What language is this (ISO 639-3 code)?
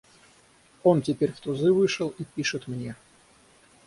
rus